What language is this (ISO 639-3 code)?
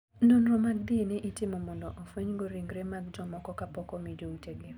luo